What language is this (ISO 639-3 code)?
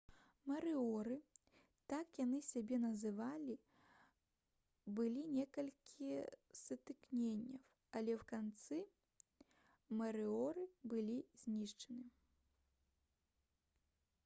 bel